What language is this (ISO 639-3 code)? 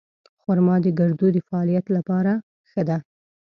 pus